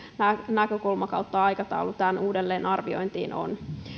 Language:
Finnish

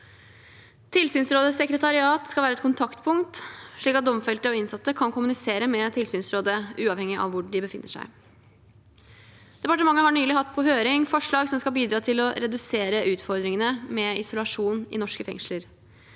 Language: Norwegian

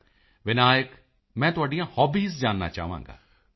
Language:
Punjabi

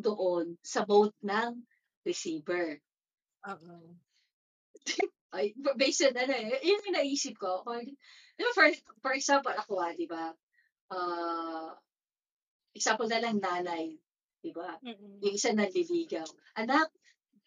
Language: Filipino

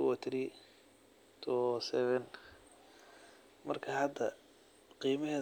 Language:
Somali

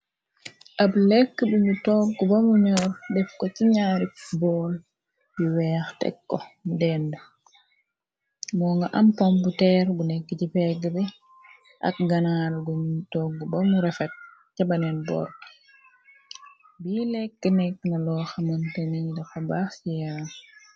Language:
Wolof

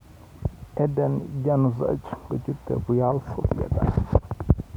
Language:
Kalenjin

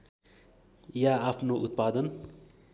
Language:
Nepali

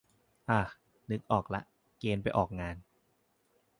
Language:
Thai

